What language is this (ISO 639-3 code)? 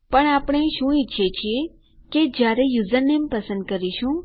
guj